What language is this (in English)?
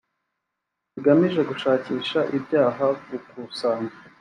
Kinyarwanda